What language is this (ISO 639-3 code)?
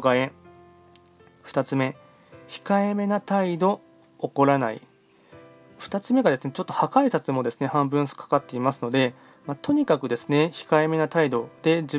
jpn